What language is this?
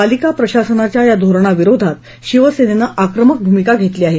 Marathi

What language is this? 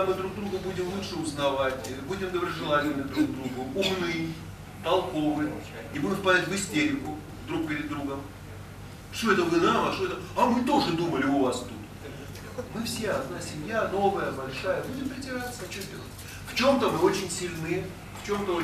Russian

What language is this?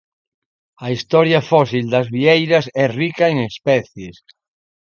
Galician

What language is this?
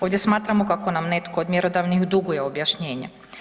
Croatian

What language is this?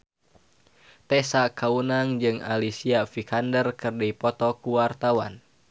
Sundanese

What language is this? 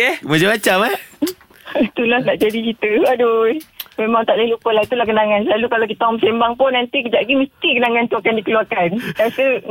Malay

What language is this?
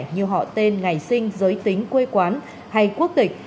Vietnamese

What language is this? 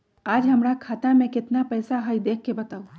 Magahi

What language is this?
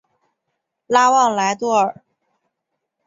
Chinese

